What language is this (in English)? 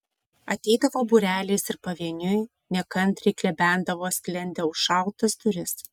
Lithuanian